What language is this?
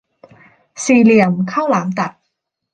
Thai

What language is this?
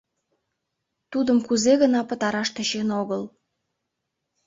Mari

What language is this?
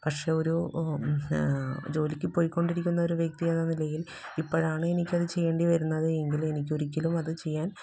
Malayalam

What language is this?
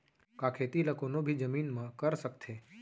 Chhattisgarhi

